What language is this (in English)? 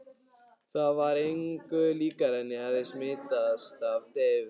Icelandic